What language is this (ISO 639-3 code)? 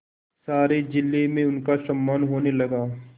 hin